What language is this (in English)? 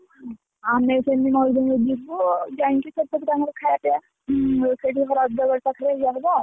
Odia